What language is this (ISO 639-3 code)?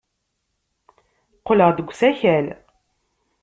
kab